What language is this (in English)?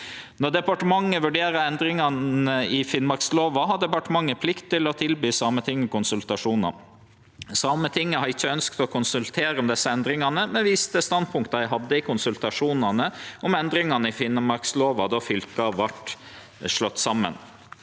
Norwegian